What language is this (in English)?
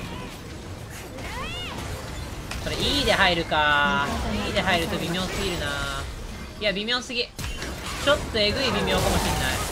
Japanese